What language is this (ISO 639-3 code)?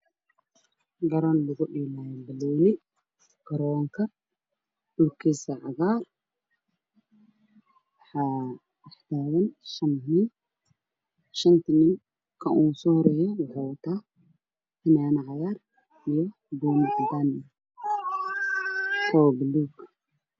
som